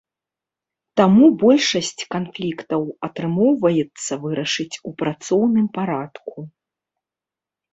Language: Belarusian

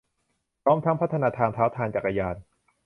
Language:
Thai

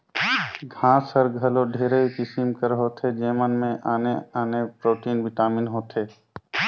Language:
Chhattisgarhi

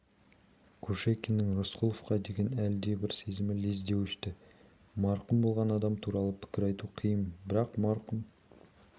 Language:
Kazakh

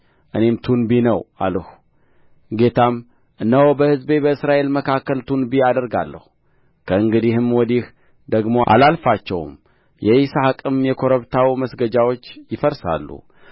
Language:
Amharic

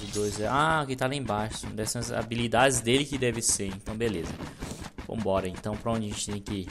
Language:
Portuguese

